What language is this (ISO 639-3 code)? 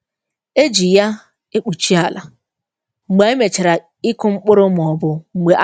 ibo